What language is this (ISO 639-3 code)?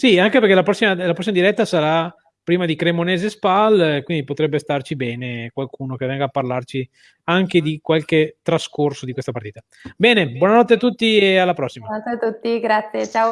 ita